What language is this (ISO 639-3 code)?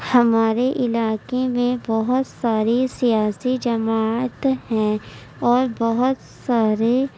urd